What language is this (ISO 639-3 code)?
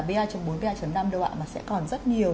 vie